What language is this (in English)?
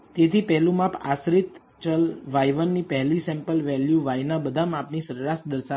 Gujarati